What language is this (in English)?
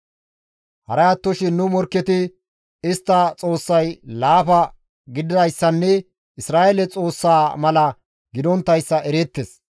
Gamo